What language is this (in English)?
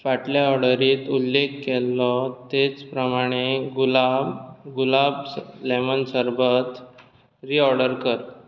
Konkani